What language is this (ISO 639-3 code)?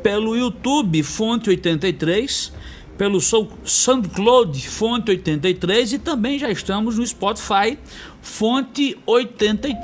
por